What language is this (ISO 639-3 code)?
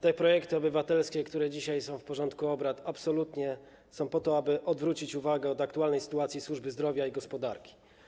pol